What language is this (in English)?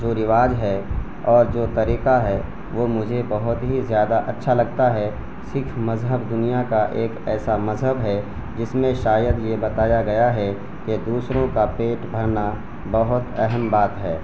Urdu